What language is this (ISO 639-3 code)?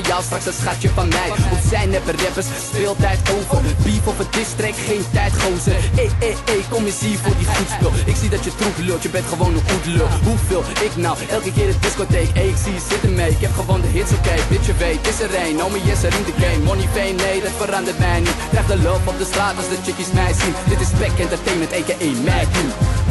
nld